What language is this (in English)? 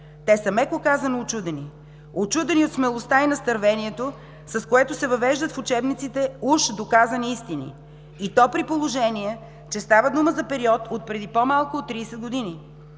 Bulgarian